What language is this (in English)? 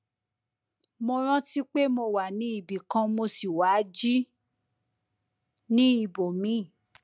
Yoruba